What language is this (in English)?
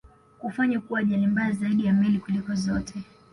Swahili